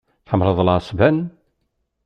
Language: Kabyle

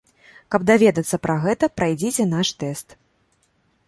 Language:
Belarusian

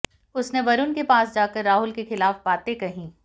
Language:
Hindi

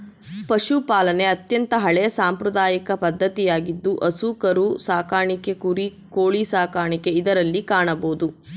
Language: Kannada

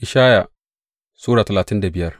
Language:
Hausa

